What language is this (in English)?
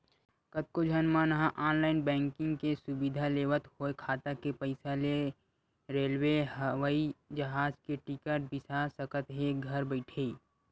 Chhattisgarhi